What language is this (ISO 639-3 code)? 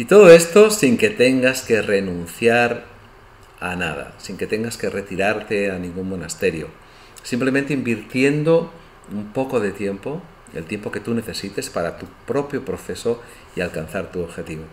spa